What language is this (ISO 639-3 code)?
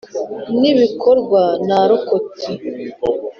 kin